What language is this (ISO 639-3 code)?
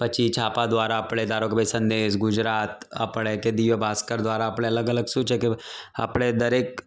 guj